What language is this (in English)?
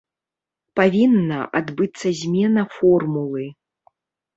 Belarusian